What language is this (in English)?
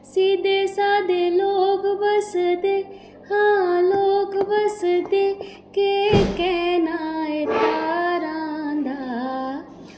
Dogri